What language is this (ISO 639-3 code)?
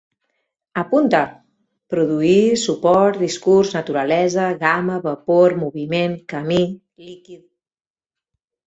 cat